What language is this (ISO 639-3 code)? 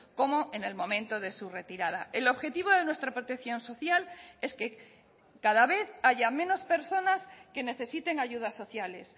spa